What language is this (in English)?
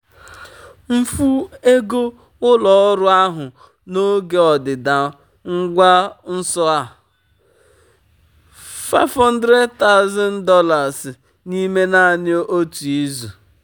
Igbo